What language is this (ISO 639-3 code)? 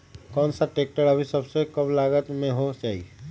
mag